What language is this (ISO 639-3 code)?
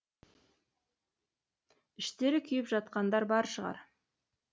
kaz